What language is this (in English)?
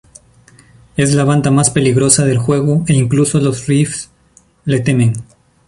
Spanish